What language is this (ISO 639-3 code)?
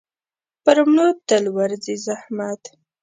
pus